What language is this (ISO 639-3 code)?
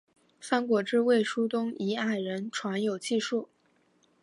zho